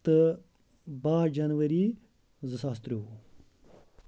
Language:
Kashmiri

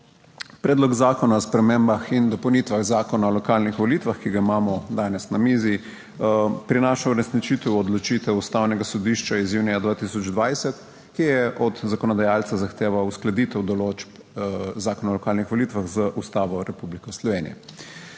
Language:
Slovenian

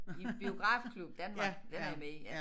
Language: Danish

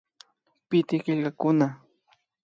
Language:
Imbabura Highland Quichua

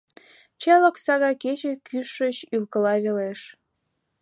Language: Mari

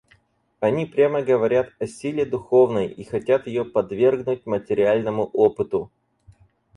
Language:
Russian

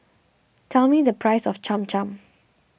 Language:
English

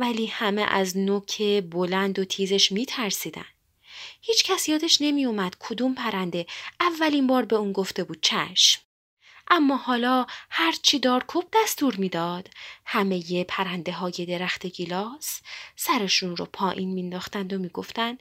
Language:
Persian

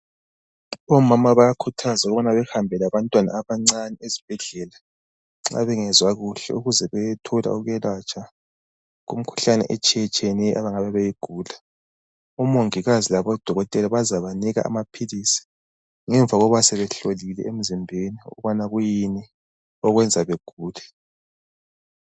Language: North Ndebele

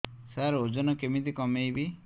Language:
Odia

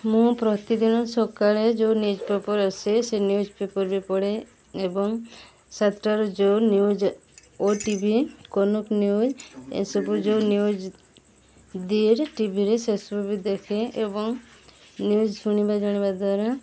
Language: Odia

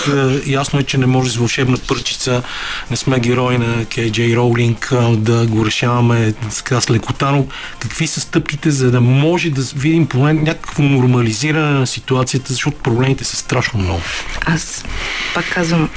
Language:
Bulgarian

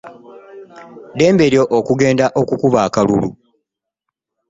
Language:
Ganda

